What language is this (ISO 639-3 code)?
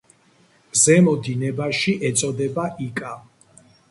kat